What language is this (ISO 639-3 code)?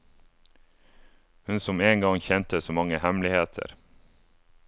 nor